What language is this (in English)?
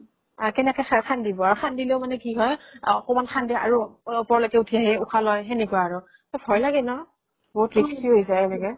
Assamese